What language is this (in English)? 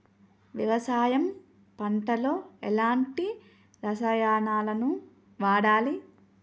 Telugu